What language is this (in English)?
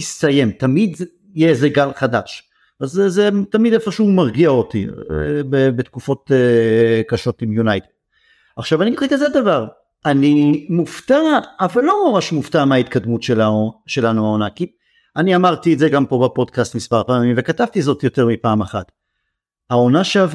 Hebrew